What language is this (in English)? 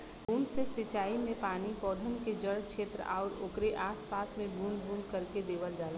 Bhojpuri